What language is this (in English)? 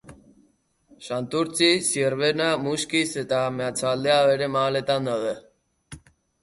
Basque